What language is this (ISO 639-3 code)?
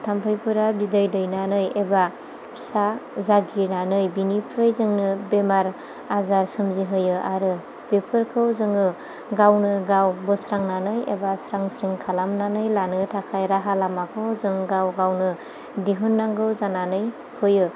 brx